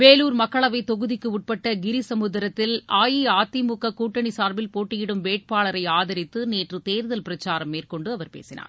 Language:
Tamil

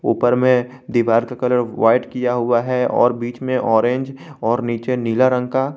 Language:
Hindi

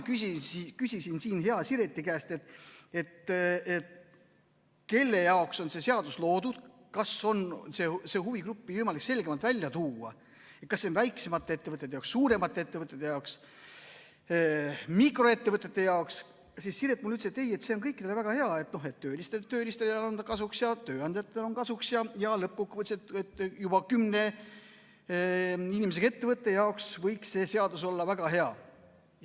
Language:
Estonian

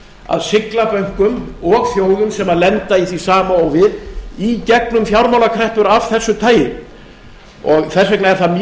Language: Icelandic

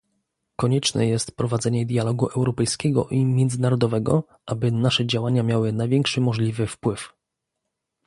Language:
Polish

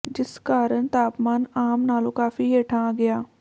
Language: Punjabi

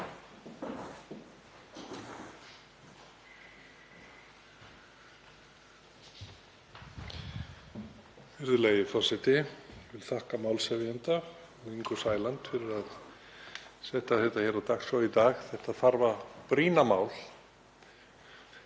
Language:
Icelandic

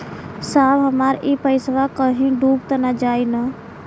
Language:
Bhojpuri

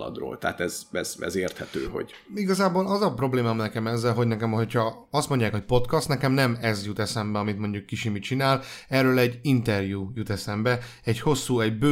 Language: Hungarian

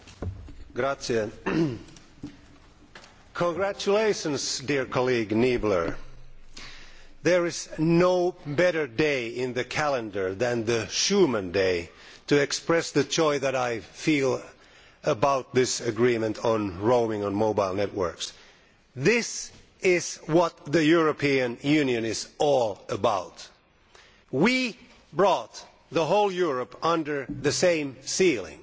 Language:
English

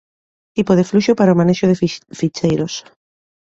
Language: Galician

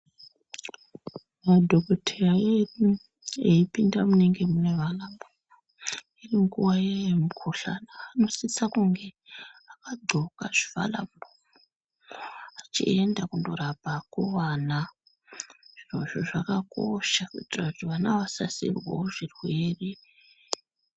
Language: Ndau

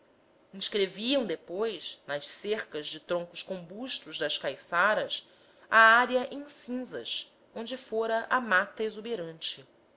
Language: Portuguese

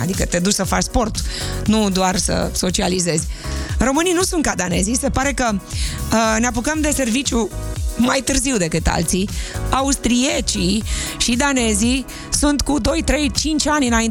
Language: Romanian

